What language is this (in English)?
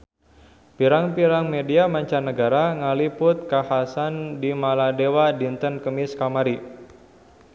Sundanese